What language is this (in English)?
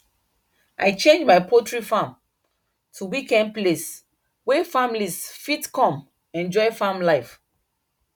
Nigerian Pidgin